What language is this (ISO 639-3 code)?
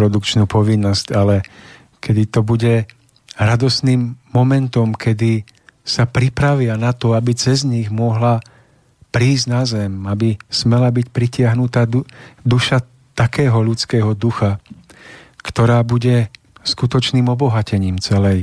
slk